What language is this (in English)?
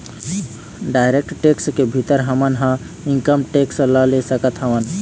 Chhattisgarhi